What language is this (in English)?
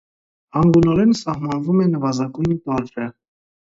Armenian